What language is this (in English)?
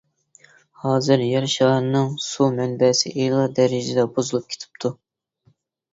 Uyghur